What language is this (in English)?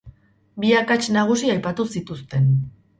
Basque